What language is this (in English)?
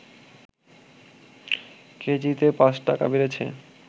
Bangla